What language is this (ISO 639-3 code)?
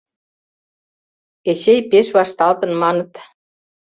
chm